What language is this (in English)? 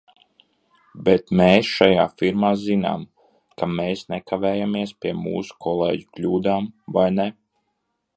Latvian